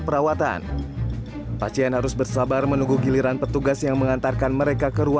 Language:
Indonesian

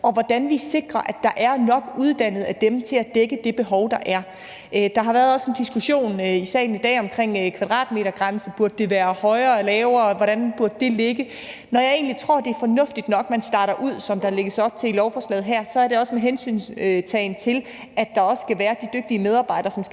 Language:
Danish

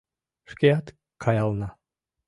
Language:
Mari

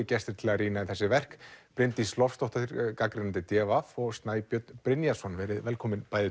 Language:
Icelandic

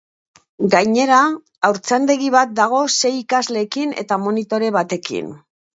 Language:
Basque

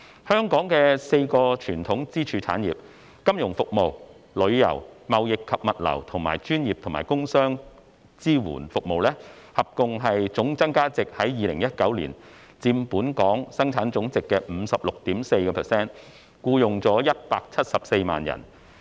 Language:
Cantonese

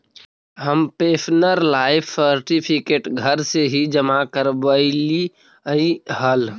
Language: Magahi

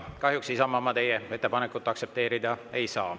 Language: Estonian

